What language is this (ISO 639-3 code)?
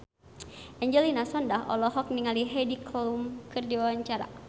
sun